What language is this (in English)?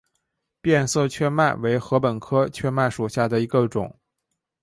Chinese